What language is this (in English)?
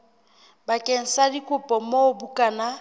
Southern Sotho